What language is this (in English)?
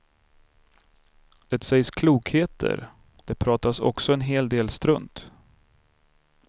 Swedish